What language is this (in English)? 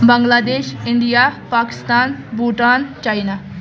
Kashmiri